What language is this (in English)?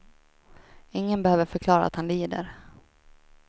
Swedish